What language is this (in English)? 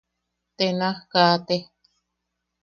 Yaqui